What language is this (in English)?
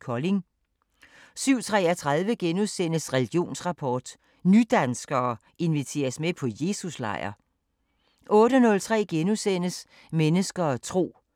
Danish